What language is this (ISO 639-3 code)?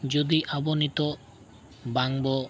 sat